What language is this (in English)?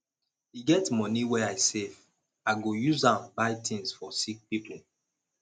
Nigerian Pidgin